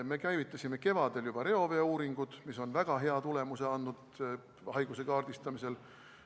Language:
Estonian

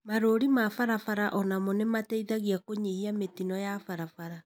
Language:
Kikuyu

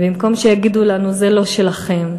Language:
Hebrew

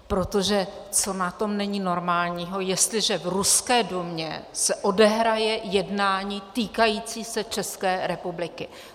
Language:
Czech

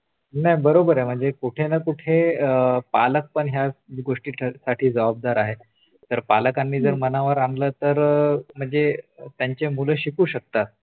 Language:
Marathi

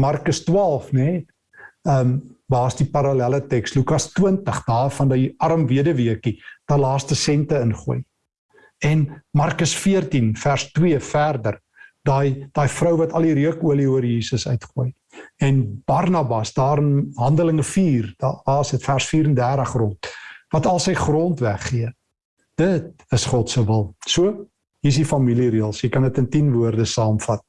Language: Dutch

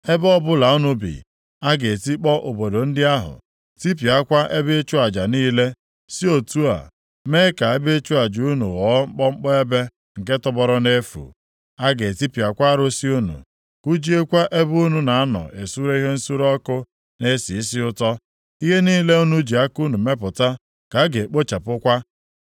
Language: Igbo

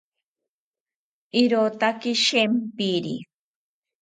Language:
South Ucayali Ashéninka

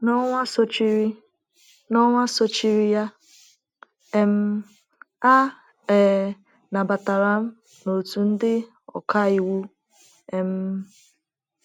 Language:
Igbo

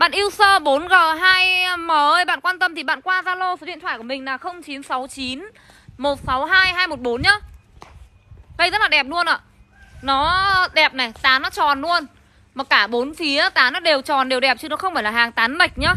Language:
Vietnamese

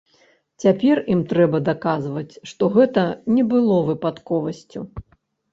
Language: Belarusian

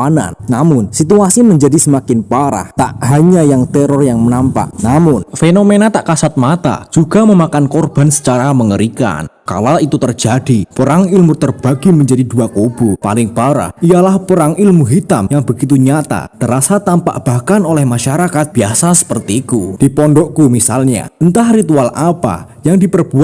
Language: Indonesian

